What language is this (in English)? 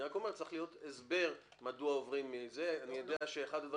Hebrew